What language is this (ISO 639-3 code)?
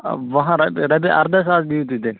kas